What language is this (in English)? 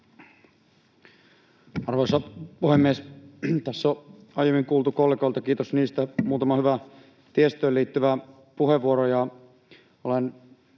Finnish